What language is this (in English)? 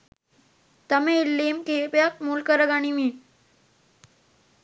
Sinhala